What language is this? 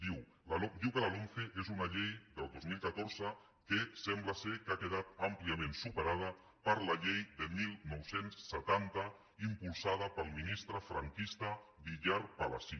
Catalan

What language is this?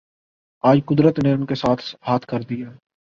Urdu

